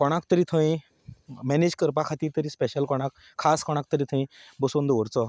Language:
Konkani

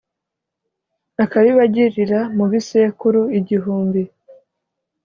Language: Kinyarwanda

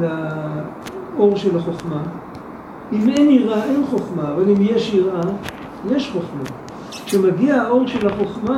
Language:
Hebrew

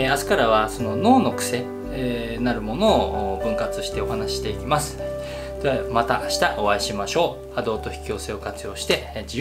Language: Japanese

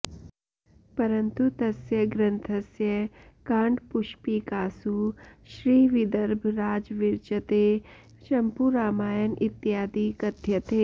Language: Sanskrit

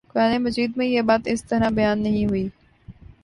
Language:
Urdu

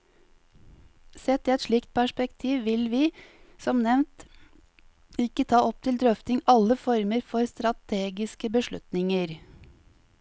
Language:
Norwegian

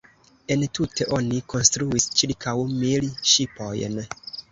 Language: Esperanto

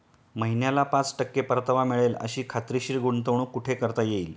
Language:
Marathi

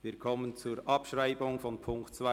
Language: Swiss German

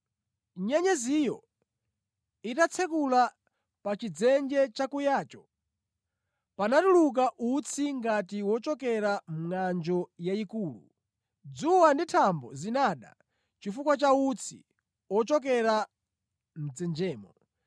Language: Nyanja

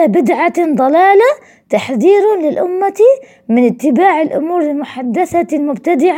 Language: Arabic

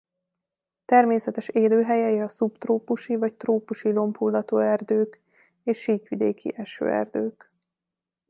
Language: Hungarian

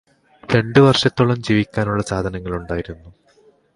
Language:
Malayalam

